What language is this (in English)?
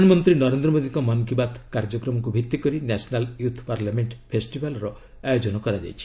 Odia